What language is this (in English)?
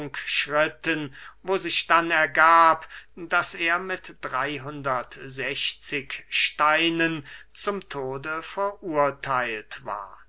German